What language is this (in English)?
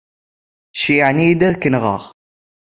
Kabyle